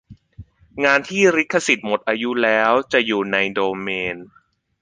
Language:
Thai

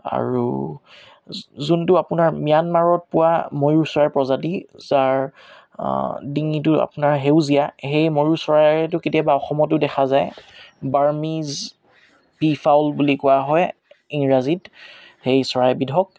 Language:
Assamese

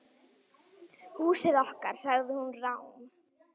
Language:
Icelandic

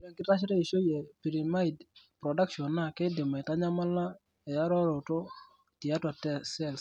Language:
Masai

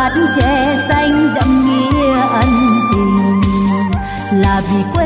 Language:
Vietnamese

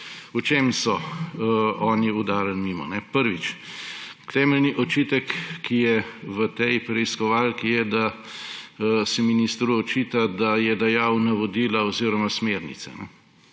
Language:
Slovenian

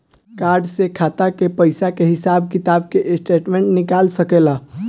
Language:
Bhojpuri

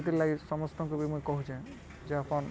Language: Odia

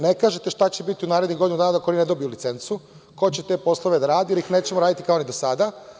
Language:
Serbian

